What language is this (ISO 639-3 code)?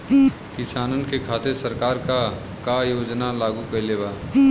bho